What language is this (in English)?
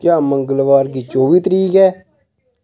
Dogri